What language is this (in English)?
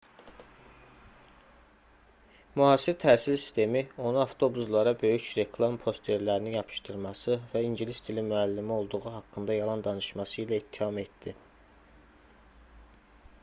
Azerbaijani